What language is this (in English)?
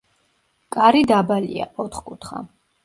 Georgian